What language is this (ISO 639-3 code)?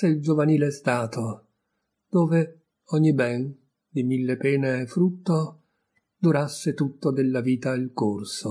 ita